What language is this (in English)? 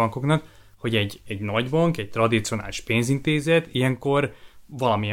Hungarian